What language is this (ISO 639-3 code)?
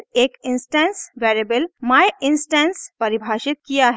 hin